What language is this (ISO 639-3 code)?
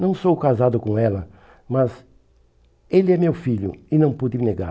por